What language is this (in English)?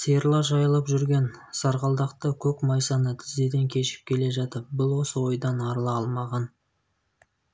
Kazakh